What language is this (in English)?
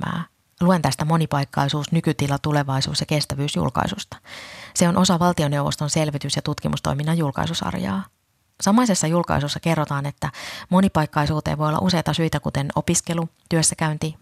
Finnish